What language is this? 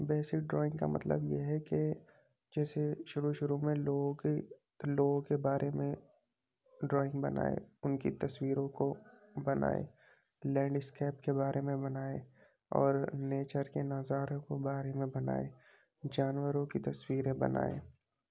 Urdu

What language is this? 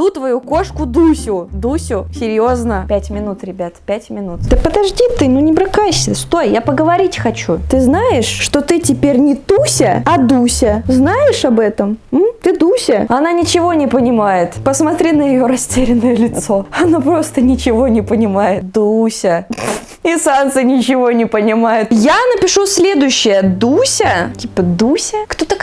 Russian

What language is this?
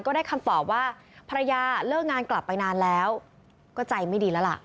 Thai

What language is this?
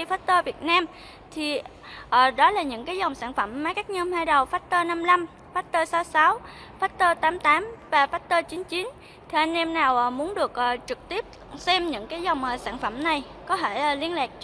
Vietnamese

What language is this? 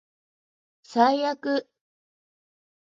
Japanese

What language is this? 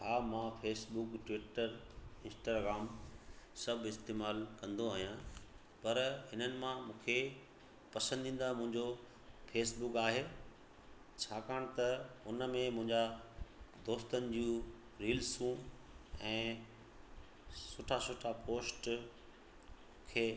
Sindhi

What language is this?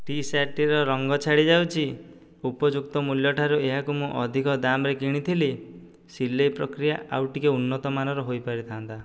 Odia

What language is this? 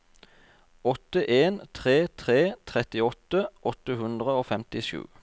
Norwegian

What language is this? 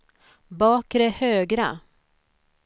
Swedish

